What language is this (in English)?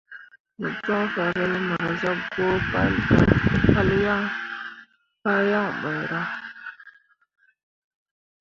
Mundang